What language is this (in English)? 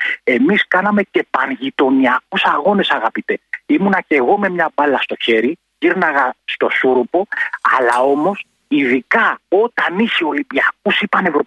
Greek